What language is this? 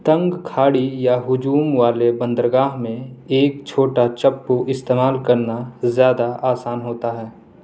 Urdu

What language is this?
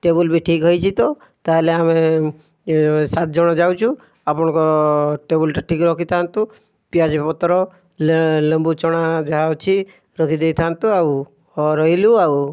Odia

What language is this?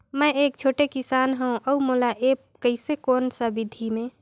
Chhattisgarhi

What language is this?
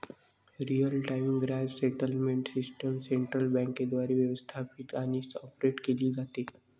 Marathi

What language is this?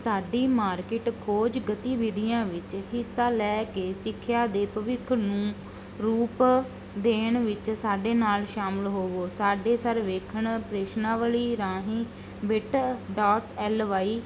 Punjabi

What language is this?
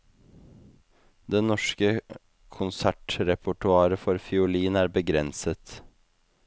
Norwegian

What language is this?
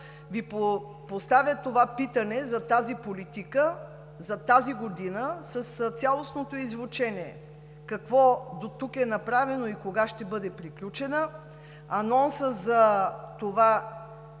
Bulgarian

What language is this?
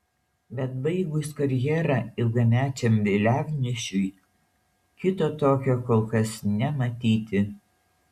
Lithuanian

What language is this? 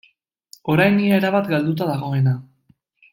Basque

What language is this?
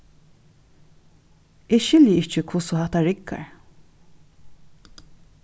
Faroese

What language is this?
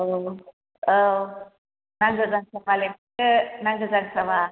Bodo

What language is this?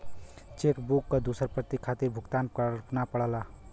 Bhojpuri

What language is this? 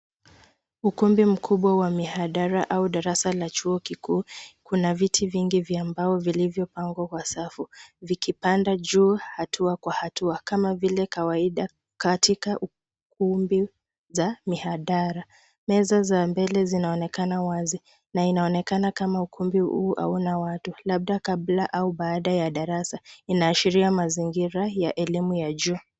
Swahili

